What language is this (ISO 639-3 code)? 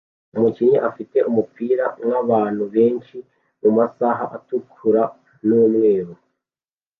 kin